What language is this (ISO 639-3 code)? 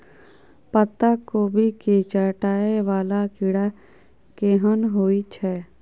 mai